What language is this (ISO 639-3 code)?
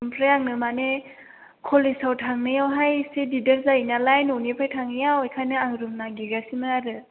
brx